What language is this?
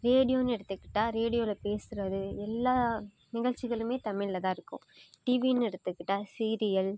Tamil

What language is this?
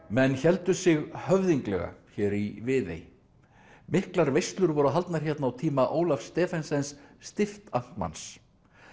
Icelandic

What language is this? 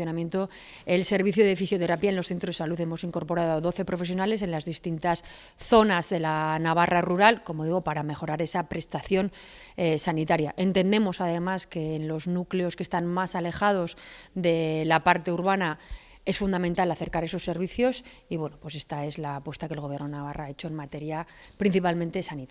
Spanish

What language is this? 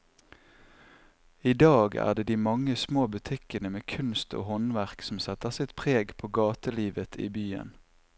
Norwegian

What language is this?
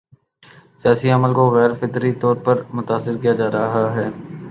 Urdu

